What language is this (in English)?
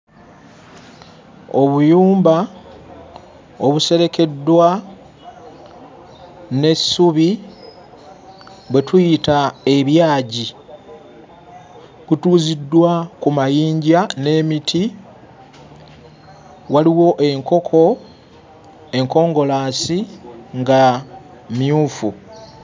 Ganda